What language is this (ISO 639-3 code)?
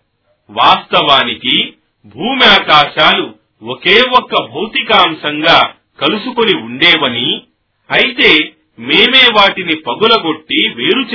tel